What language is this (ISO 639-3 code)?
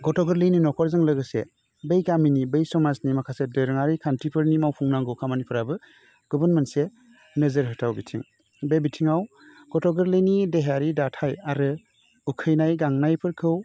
brx